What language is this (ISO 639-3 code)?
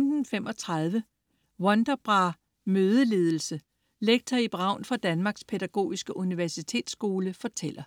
dan